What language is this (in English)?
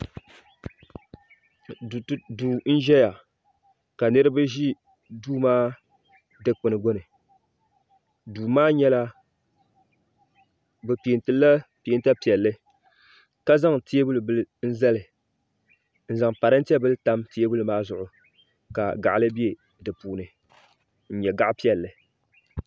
Dagbani